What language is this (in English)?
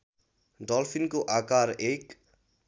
Nepali